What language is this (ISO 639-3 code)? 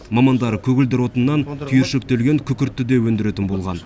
kaz